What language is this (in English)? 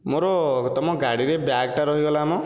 Odia